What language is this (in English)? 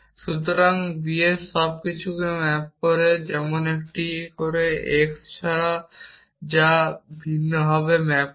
Bangla